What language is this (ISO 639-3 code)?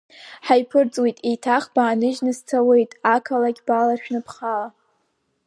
abk